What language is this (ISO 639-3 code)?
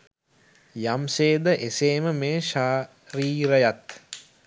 sin